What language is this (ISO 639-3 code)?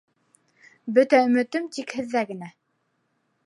bak